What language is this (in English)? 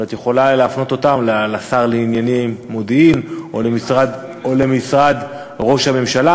Hebrew